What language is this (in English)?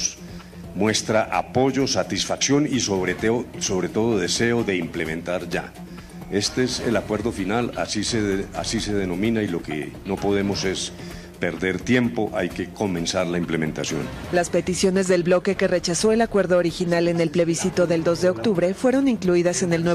Spanish